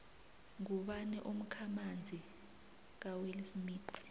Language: South Ndebele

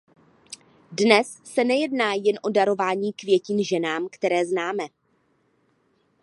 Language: Czech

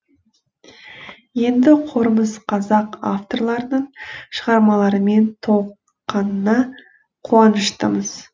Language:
Kazakh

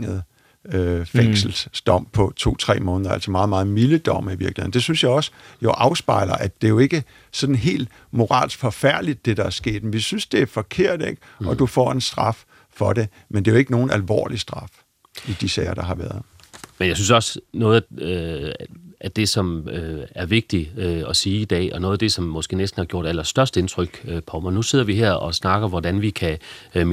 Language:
Danish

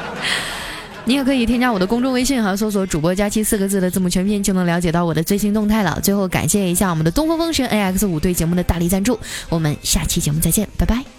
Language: Chinese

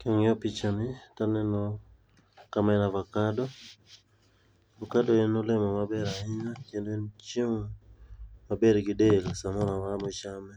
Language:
Luo (Kenya and Tanzania)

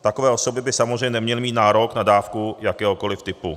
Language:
Czech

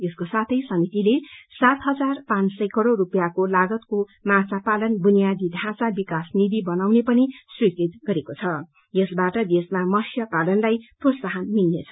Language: Nepali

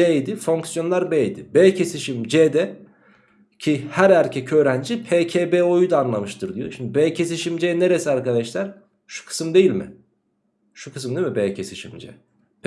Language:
Turkish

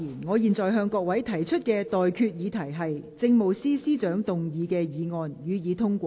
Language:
Cantonese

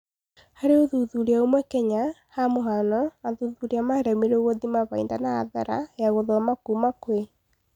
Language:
Kikuyu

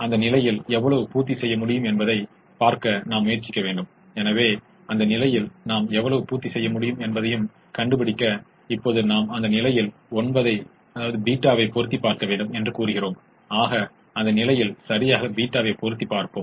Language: Tamil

